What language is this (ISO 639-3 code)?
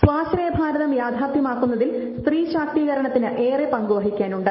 mal